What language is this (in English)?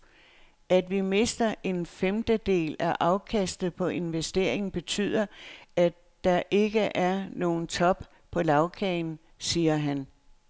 Danish